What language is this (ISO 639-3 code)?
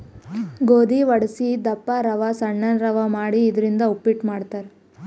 kan